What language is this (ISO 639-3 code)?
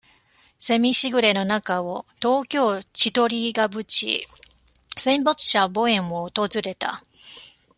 jpn